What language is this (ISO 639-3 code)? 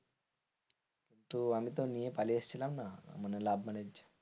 ben